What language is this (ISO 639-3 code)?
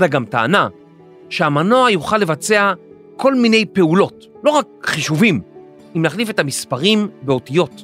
heb